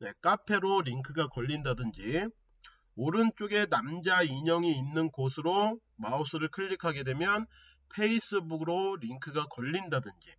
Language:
Korean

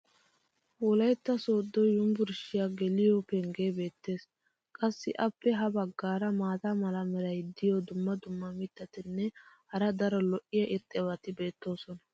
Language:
Wolaytta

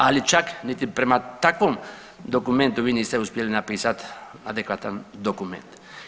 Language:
Croatian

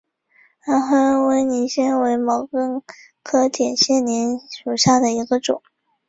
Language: Chinese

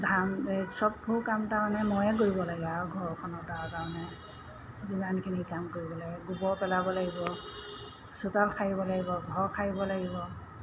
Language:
Assamese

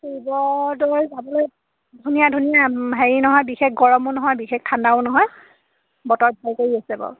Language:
Assamese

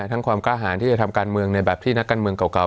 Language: Thai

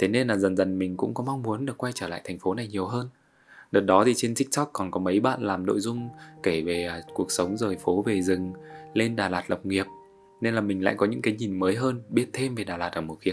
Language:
Vietnamese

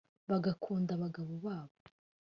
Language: Kinyarwanda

